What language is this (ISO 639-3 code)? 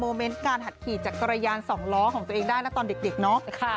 tha